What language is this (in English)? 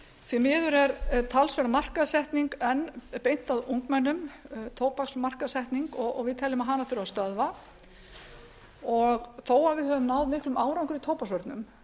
Icelandic